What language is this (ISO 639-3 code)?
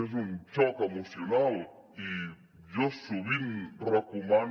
cat